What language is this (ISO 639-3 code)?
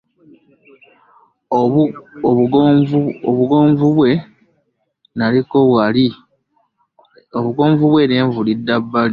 lug